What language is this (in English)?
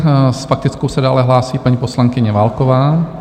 Czech